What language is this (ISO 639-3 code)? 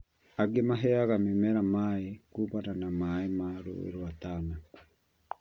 kik